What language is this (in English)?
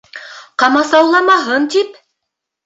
Bashkir